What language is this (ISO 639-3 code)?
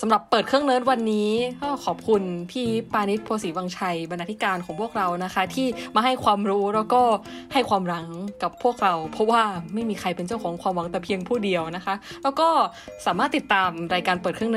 tha